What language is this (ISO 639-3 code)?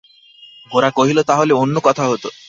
ben